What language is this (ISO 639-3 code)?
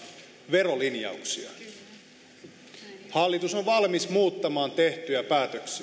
fin